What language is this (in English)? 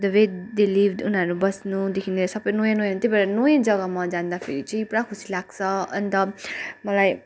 Nepali